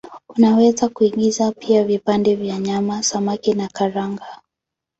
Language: Swahili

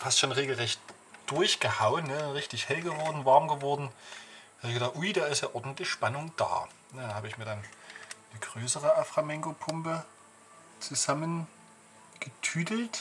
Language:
German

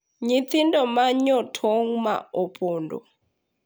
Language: Luo (Kenya and Tanzania)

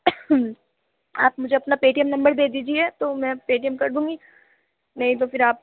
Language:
Urdu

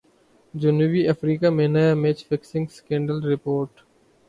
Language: Urdu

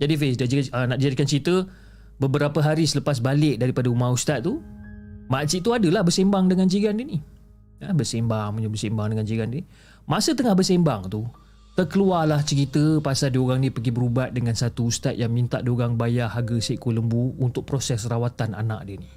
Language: Malay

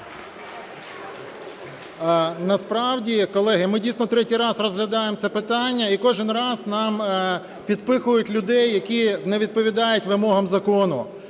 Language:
Ukrainian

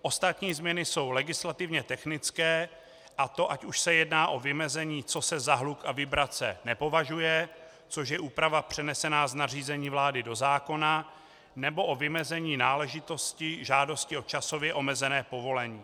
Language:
Czech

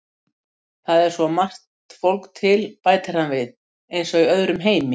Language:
Icelandic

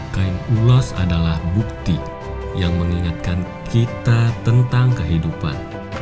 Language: Indonesian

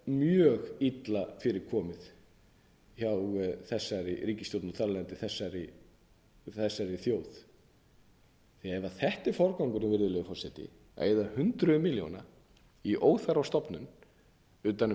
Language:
Icelandic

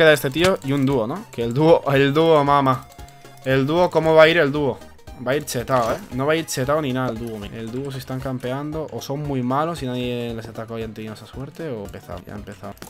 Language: Spanish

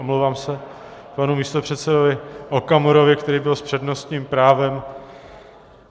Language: Czech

